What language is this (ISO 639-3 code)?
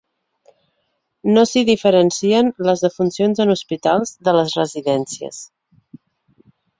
cat